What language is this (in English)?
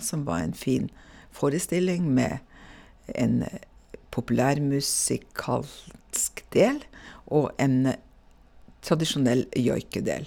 Norwegian